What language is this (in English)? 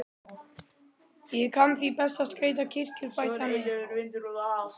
Icelandic